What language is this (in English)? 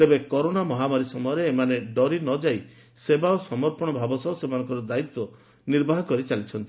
Odia